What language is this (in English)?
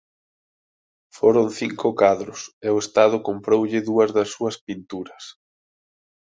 Galician